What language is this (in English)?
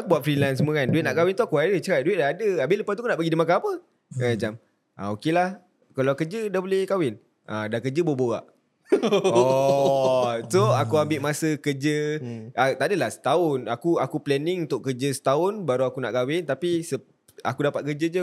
Malay